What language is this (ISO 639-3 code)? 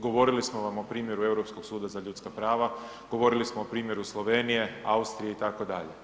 hrv